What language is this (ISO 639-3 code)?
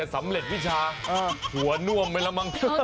tha